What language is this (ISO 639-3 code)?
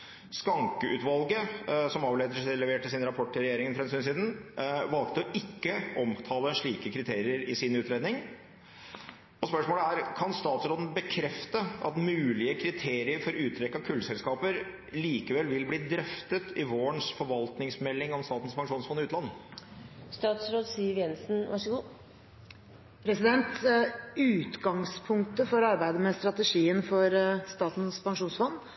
nob